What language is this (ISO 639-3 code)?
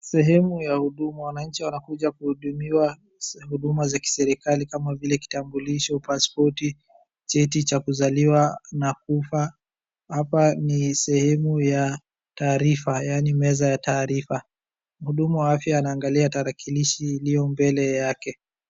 swa